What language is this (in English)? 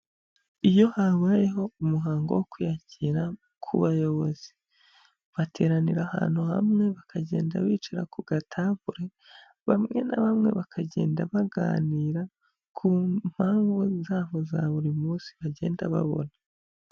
Kinyarwanda